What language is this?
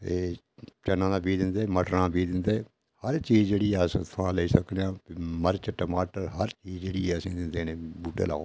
Dogri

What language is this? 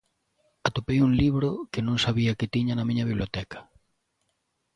Galician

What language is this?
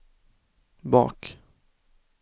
Swedish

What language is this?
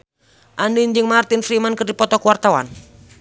Sundanese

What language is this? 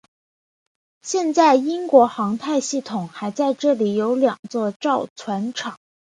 Chinese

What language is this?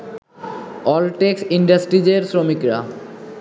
Bangla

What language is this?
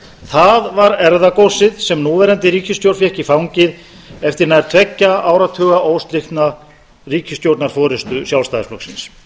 Icelandic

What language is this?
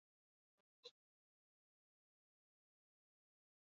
Basque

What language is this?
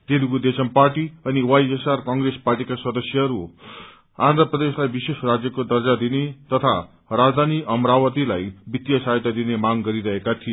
Nepali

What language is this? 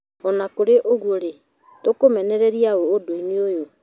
Kikuyu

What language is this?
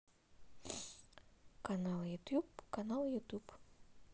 Russian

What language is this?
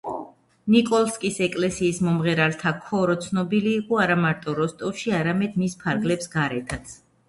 Georgian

